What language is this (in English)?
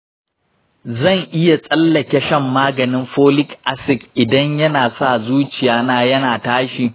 Hausa